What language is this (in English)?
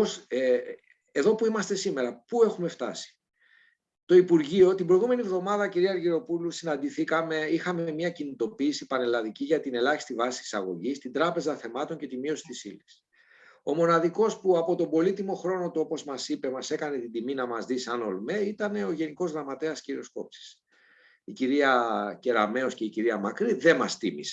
Greek